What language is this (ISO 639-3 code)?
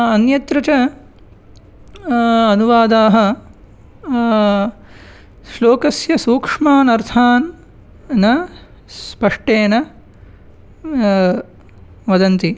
san